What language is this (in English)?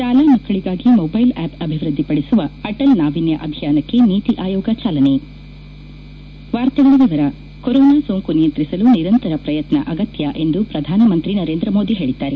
Kannada